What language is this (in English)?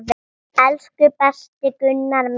Icelandic